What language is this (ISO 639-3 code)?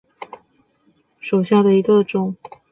zho